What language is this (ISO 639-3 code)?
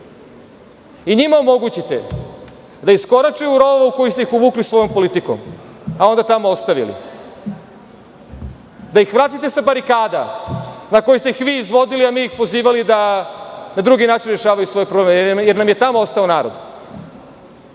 srp